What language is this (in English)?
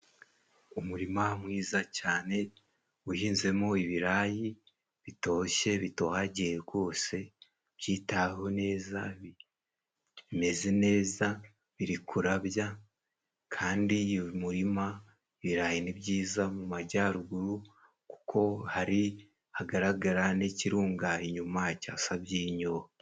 Kinyarwanda